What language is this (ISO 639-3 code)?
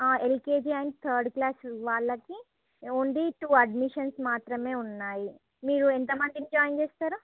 tel